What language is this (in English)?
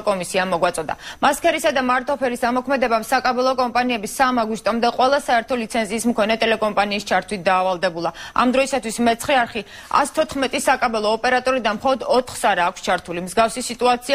Romanian